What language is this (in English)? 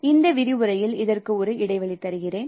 Tamil